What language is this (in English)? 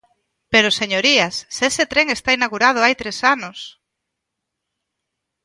Galician